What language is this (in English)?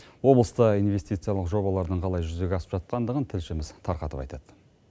Kazakh